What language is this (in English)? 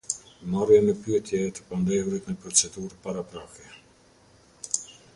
Albanian